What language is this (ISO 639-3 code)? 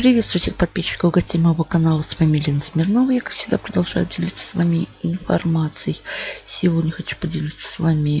rus